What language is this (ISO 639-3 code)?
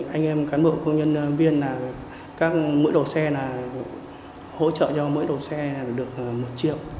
vie